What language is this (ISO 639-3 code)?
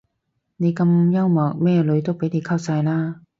yue